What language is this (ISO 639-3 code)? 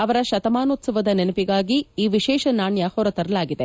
kan